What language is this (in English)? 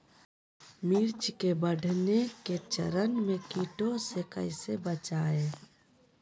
Magahi